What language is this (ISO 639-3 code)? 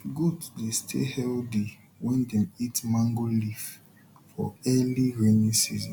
pcm